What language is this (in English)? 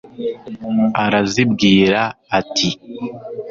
Kinyarwanda